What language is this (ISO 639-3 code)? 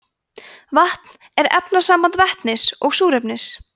isl